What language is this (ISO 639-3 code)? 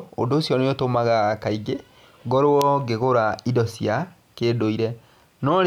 kik